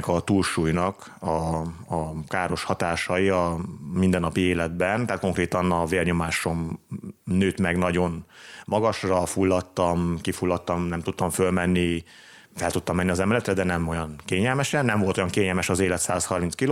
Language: Hungarian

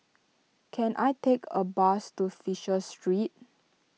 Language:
English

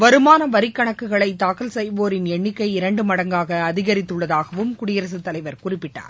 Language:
Tamil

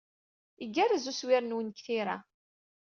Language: Kabyle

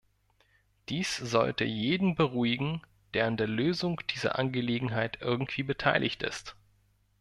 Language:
German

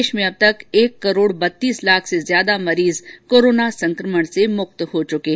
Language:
Hindi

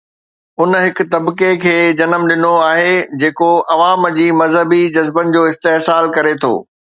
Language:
Sindhi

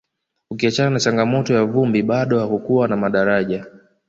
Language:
Swahili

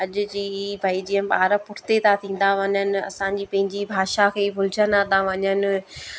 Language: Sindhi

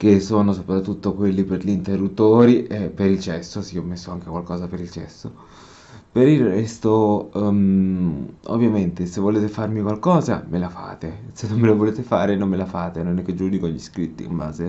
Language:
Italian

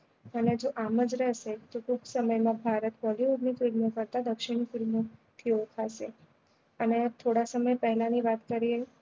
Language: Gujarati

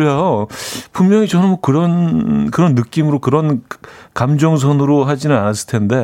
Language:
Korean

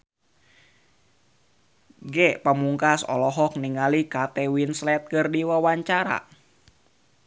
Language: Sundanese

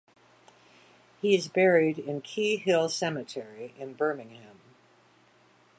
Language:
English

